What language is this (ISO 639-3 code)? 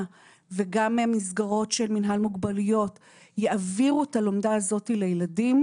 heb